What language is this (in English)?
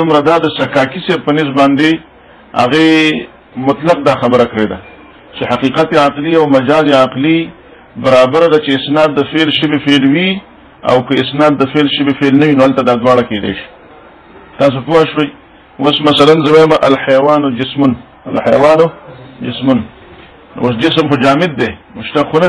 Arabic